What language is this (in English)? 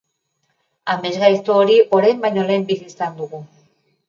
Basque